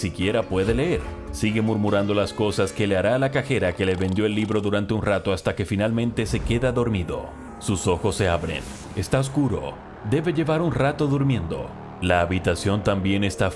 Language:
Spanish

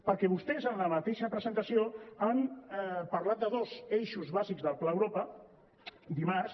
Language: Catalan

